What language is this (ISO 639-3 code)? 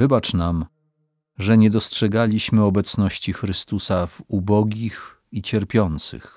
pol